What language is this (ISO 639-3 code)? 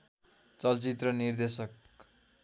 nep